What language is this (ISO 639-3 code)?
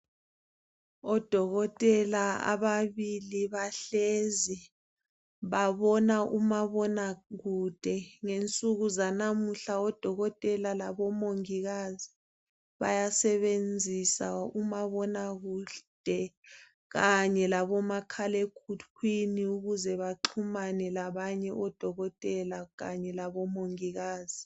nde